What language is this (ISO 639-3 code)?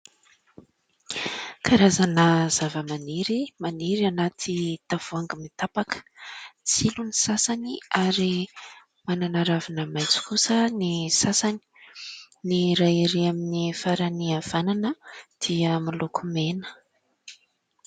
mlg